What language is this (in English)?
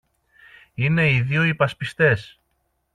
Greek